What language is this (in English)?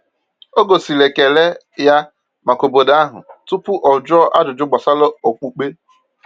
Igbo